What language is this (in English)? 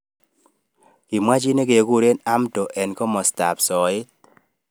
Kalenjin